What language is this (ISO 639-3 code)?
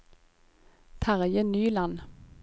nor